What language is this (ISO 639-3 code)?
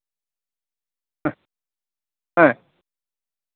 sat